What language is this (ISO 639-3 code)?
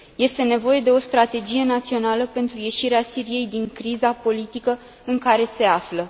ron